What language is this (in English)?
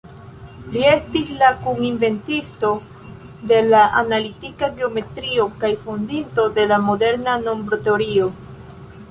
Esperanto